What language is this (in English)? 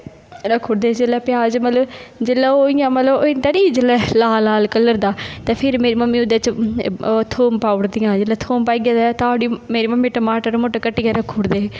Dogri